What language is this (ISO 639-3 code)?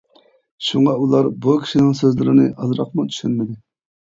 uig